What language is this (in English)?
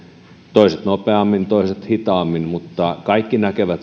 Finnish